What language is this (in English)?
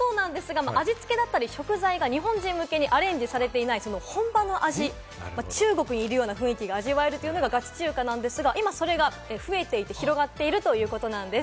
Japanese